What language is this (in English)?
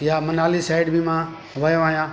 Sindhi